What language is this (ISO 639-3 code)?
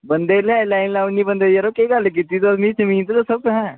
doi